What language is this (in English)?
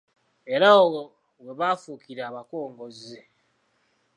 Ganda